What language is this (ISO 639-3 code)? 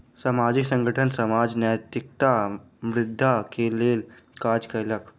mai